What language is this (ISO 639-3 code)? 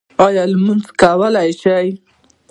pus